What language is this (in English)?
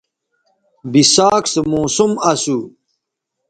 Bateri